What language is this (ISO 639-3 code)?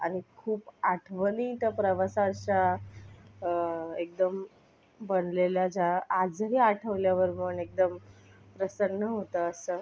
mar